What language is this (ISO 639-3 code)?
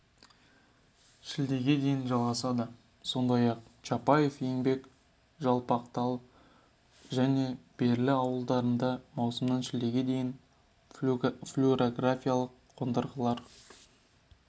kaz